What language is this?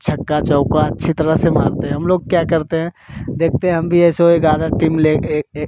Hindi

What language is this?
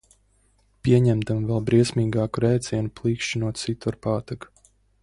Latvian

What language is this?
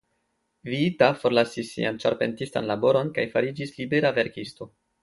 Esperanto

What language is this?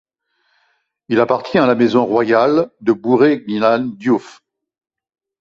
French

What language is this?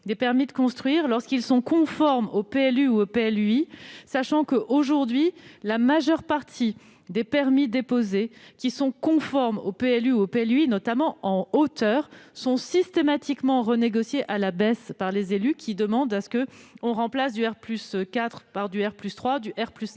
French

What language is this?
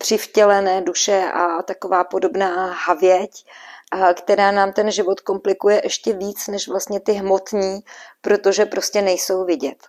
Czech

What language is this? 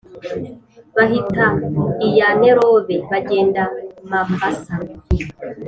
Kinyarwanda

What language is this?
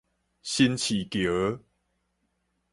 Min Nan Chinese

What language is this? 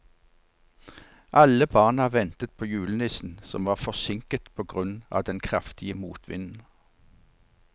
Norwegian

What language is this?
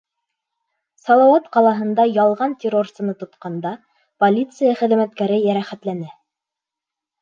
Bashkir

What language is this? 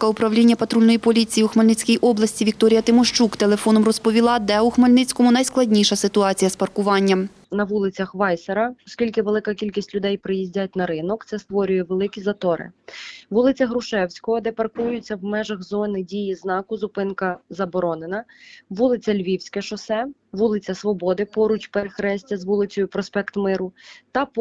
Ukrainian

